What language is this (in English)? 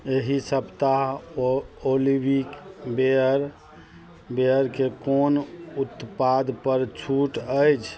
Maithili